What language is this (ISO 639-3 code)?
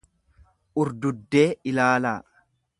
orm